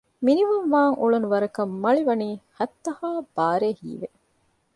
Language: Divehi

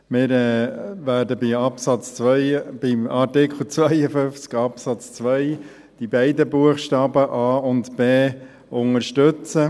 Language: Swiss German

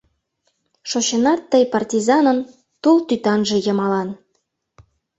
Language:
Mari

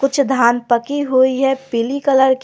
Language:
Hindi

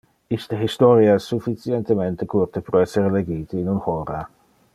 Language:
Interlingua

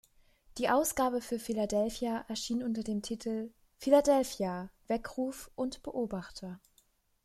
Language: German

